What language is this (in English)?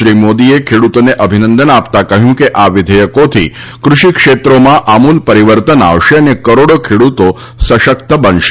Gujarati